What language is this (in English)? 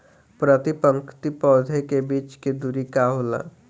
Bhojpuri